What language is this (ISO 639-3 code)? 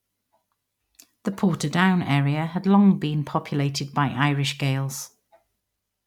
eng